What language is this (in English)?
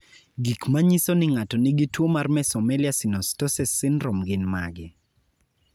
Luo (Kenya and Tanzania)